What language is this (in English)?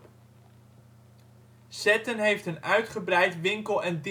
Dutch